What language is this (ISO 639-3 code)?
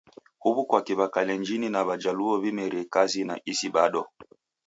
dav